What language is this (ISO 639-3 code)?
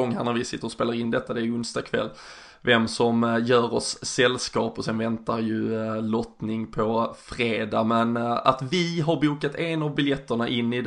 swe